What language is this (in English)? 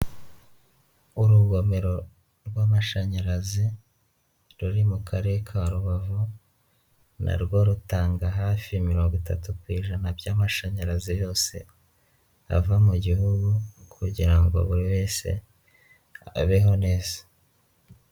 Kinyarwanda